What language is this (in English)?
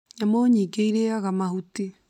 Kikuyu